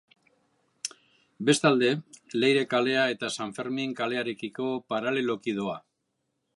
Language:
Basque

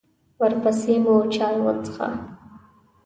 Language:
Pashto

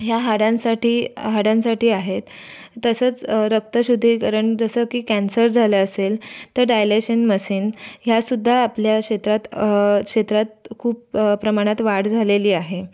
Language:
Marathi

